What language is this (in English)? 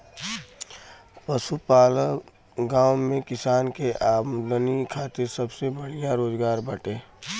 Bhojpuri